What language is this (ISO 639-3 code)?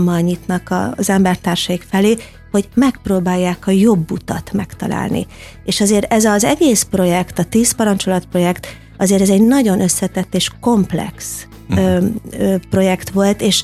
hun